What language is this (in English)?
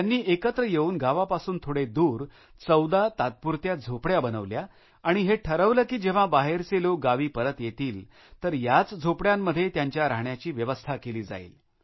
Marathi